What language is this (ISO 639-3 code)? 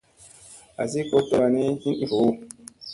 mse